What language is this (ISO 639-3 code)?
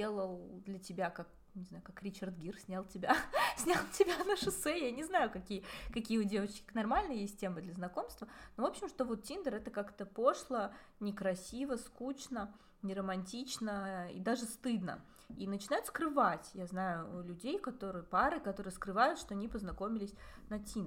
rus